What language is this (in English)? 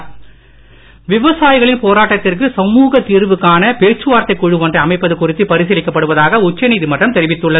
Tamil